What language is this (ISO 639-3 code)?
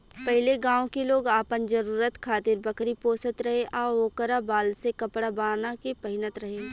bho